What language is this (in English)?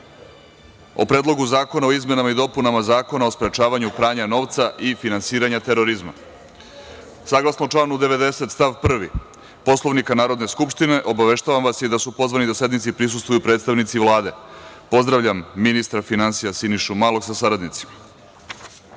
Serbian